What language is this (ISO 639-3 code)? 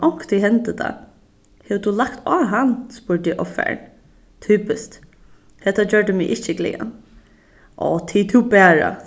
fao